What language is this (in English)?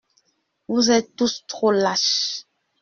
French